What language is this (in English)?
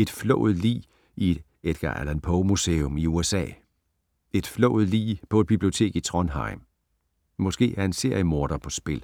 Danish